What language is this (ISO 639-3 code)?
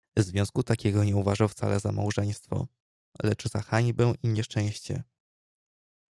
pol